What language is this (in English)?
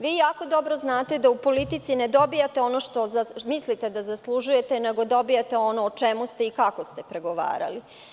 Serbian